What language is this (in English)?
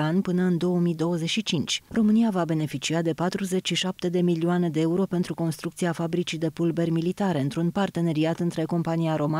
Romanian